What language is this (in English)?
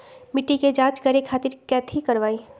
Magahi